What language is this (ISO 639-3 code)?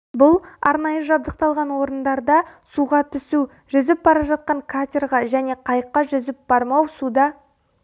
kaz